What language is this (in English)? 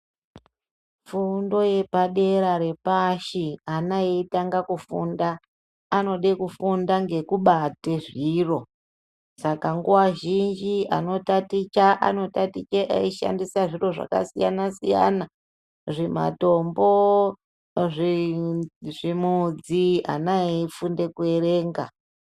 Ndau